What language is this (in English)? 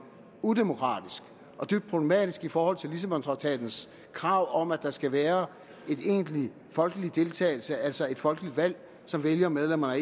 Danish